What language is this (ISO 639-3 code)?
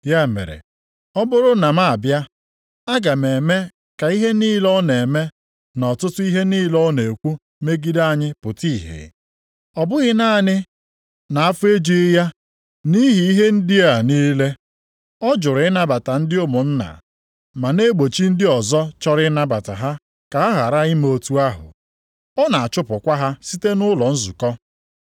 ibo